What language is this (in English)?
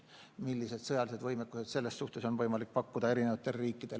Estonian